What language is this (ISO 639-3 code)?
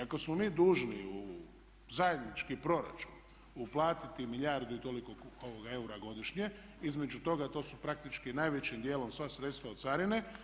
hrv